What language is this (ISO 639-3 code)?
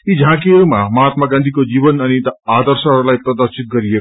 nep